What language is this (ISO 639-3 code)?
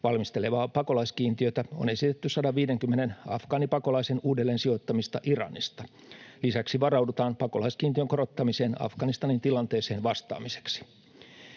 fin